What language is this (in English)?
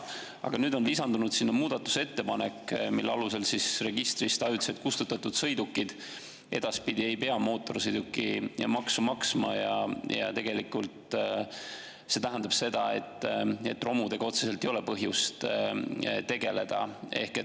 Estonian